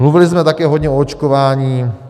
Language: Czech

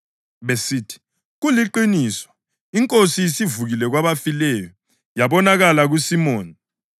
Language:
North Ndebele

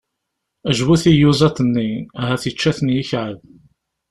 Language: Kabyle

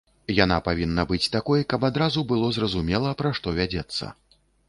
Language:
Belarusian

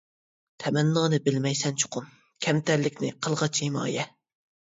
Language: Uyghur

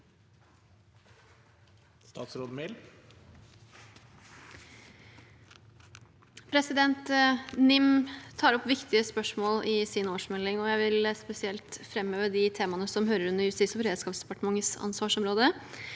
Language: Norwegian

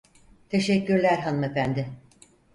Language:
Turkish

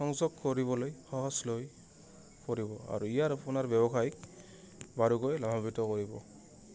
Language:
Assamese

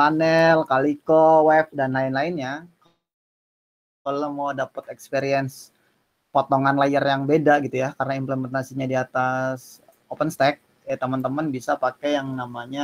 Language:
Indonesian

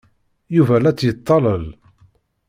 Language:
Kabyle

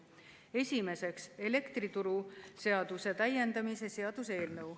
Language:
Estonian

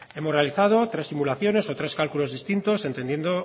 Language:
Spanish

